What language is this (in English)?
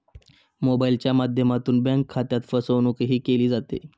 Marathi